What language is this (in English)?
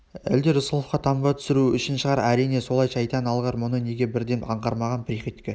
Kazakh